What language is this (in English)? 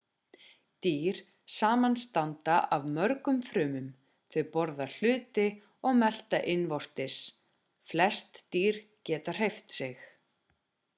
Icelandic